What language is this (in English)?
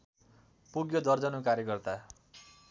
Nepali